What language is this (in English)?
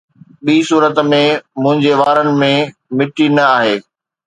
Sindhi